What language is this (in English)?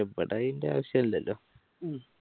Malayalam